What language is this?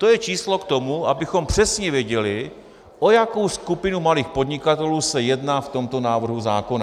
Czech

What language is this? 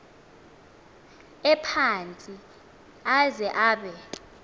Xhosa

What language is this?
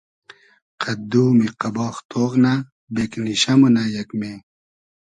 Hazaragi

